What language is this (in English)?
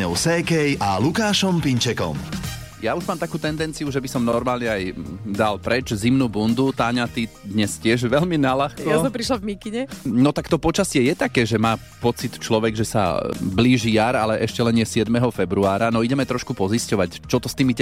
Slovak